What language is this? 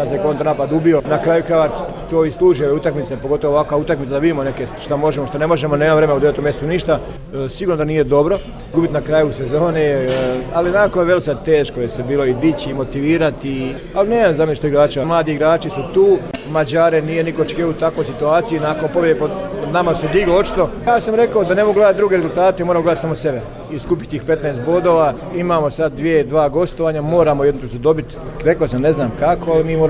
Croatian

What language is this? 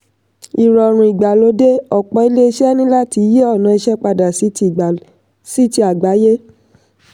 Yoruba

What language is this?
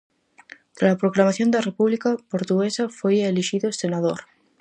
Galician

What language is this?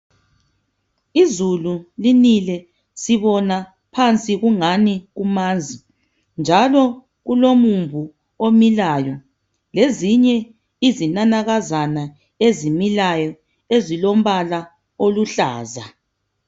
North Ndebele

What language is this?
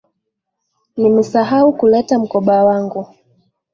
Swahili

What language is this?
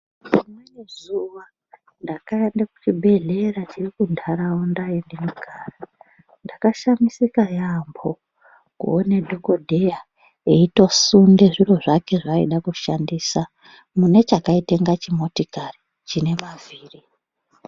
Ndau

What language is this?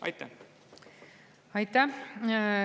Estonian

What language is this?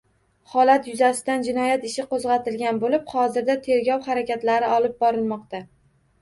Uzbek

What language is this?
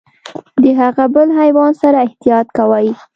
Pashto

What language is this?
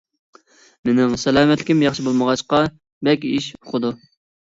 Uyghur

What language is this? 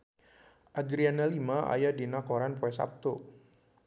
Sundanese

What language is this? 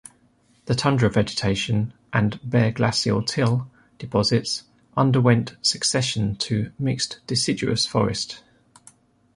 English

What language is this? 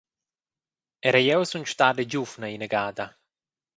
Romansh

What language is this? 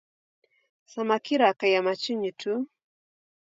Taita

